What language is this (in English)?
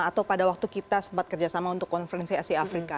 Indonesian